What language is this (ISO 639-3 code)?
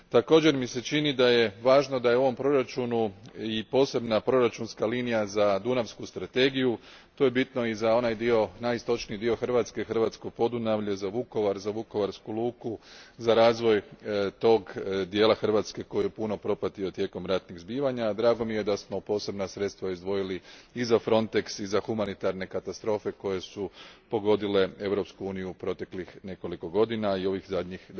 hrv